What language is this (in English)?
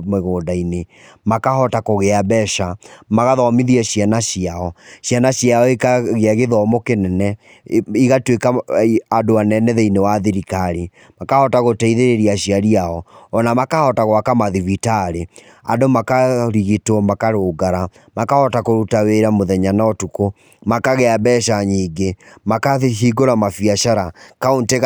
Kikuyu